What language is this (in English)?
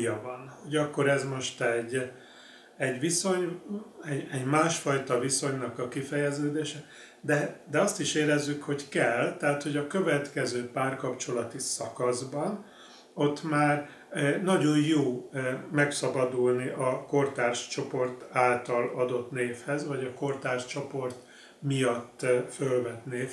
Hungarian